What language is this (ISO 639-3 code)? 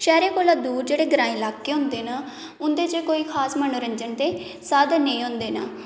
doi